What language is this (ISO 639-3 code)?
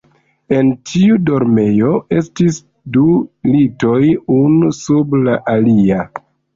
epo